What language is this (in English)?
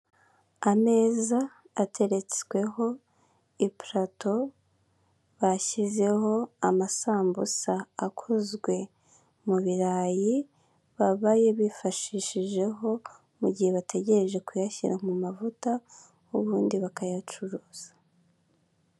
Kinyarwanda